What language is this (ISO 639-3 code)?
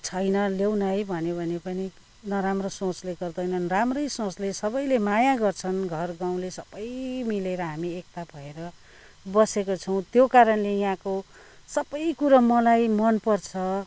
nep